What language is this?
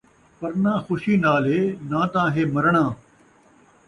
Saraiki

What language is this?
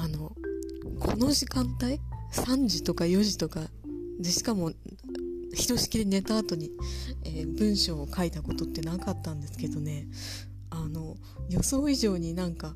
Japanese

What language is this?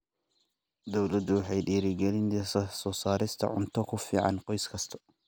Somali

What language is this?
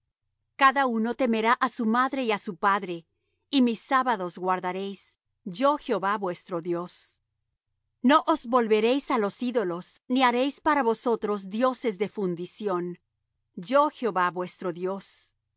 Spanish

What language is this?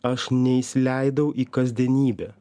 Lithuanian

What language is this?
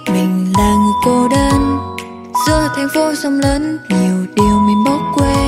Vietnamese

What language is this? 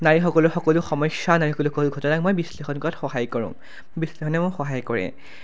Assamese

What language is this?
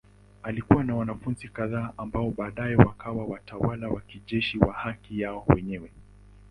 Swahili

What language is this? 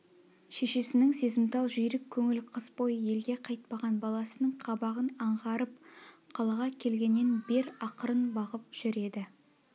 Kazakh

